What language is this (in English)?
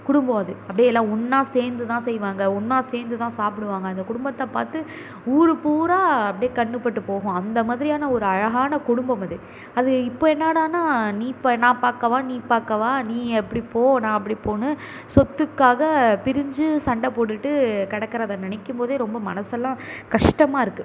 Tamil